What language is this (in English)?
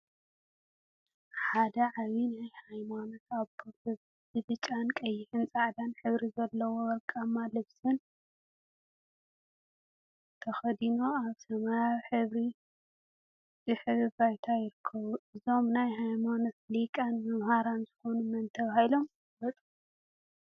Tigrinya